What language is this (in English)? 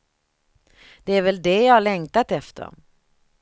Swedish